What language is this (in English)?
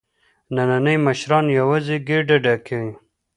Pashto